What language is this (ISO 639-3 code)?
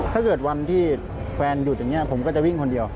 tha